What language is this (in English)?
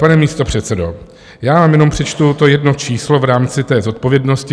Czech